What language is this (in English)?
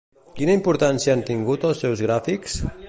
Catalan